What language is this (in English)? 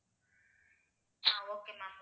Tamil